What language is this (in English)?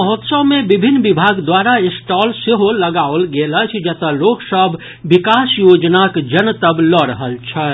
Maithili